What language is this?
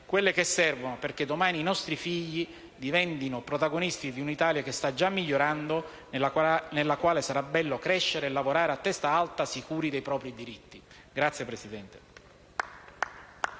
Italian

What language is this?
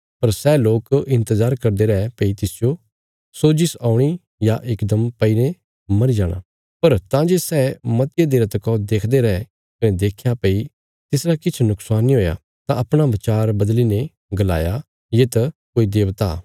Bilaspuri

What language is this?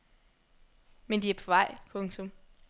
Danish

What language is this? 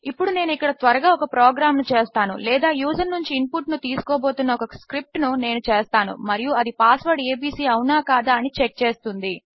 Telugu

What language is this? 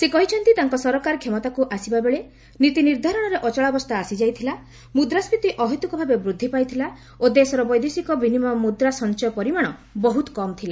Odia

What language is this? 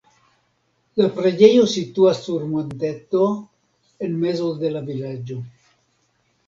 Esperanto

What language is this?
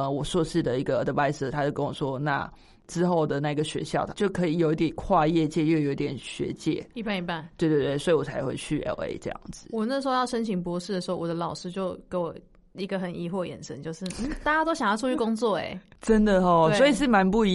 Chinese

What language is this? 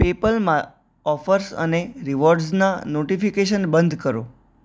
Gujarati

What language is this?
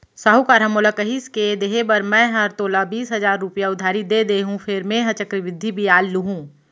Chhattisgarhi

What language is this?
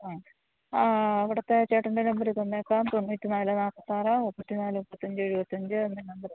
Malayalam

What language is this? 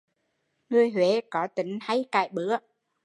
Vietnamese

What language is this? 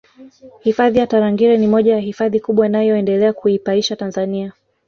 Swahili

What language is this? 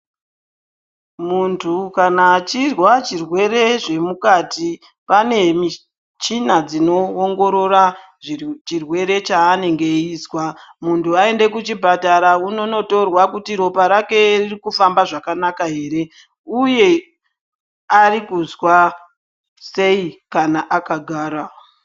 Ndau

